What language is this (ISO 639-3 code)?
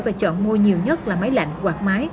vie